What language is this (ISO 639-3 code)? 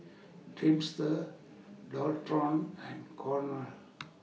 eng